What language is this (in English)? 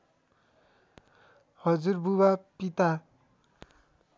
Nepali